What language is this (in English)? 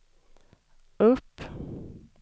Swedish